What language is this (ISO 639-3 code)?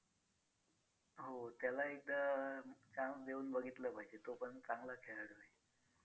mar